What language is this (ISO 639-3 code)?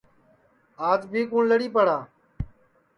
ssi